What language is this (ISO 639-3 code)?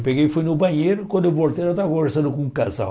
por